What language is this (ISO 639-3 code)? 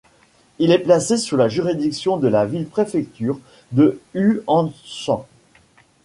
fra